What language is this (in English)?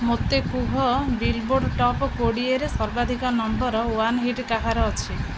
Odia